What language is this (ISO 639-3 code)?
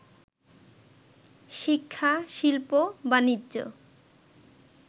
ben